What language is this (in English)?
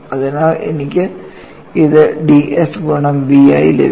Malayalam